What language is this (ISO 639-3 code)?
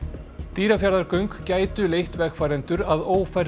isl